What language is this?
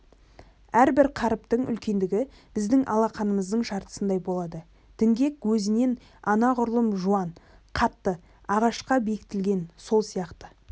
Kazakh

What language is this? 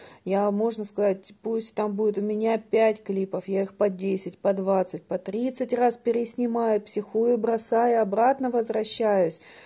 Russian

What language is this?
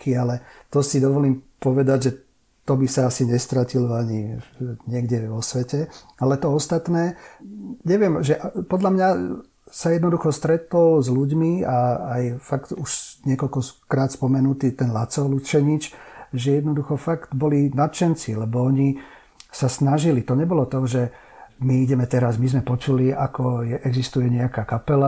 Slovak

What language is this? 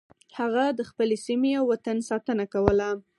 Pashto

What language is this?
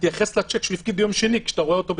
Hebrew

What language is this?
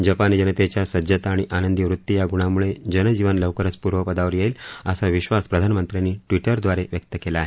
Marathi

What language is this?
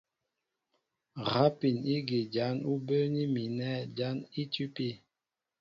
Mbo (Cameroon)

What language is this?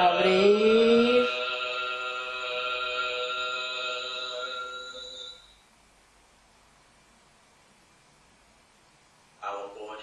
Spanish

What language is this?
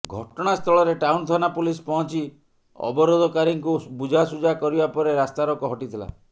Odia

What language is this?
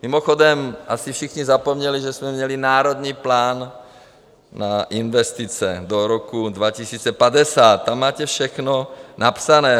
Czech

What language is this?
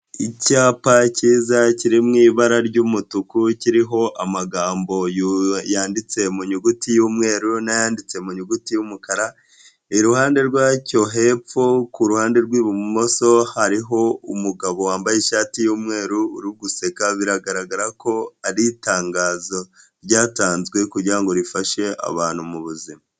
Kinyarwanda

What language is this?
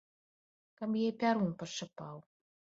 Belarusian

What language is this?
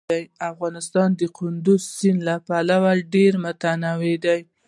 Pashto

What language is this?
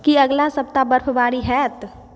Maithili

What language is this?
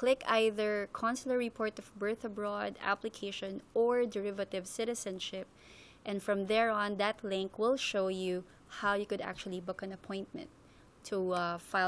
English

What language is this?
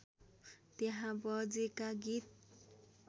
Nepali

